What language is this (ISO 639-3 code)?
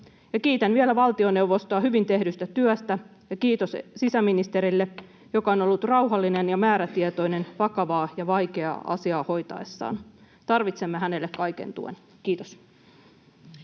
fin